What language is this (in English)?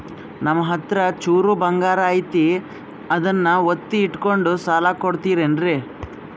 Kannada